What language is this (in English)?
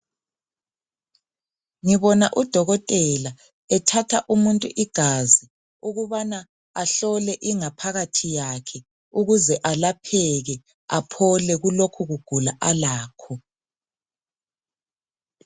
North Ndebele